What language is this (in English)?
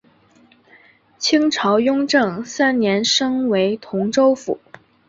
Chinese